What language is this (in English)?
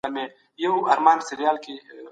Pashto